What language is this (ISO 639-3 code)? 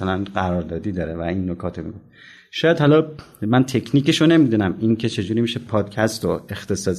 fas